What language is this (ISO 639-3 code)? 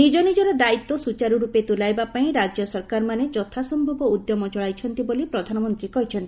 ori